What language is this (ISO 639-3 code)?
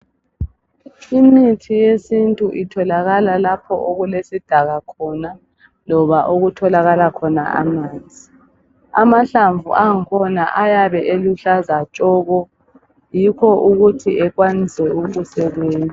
nde